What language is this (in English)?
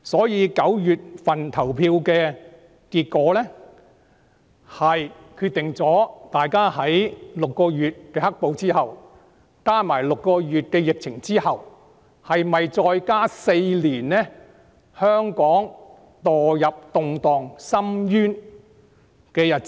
Cantonese